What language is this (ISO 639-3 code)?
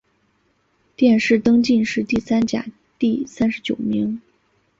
zho